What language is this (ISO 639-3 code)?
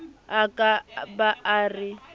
sot